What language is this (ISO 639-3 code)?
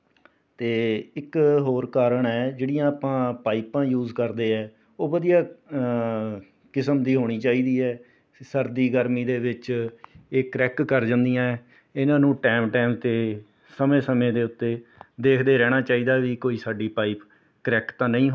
pan